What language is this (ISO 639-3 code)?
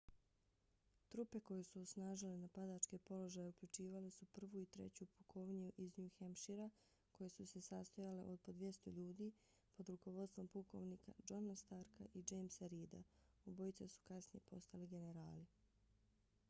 bos